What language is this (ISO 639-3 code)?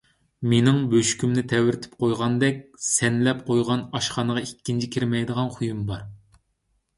uig